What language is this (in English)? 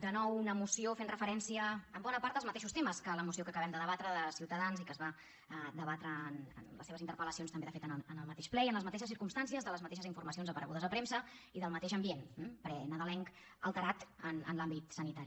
Catalan